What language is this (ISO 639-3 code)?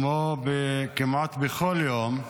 heb